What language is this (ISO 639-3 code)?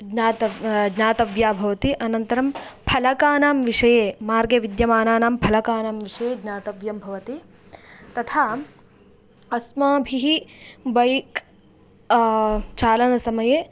san